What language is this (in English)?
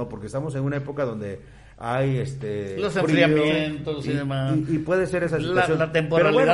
Spanish